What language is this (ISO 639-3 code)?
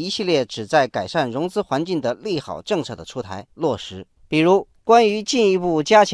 zho